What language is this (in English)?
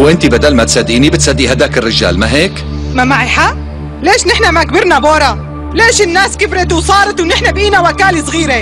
Arabic